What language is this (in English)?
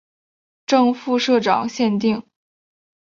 Chinese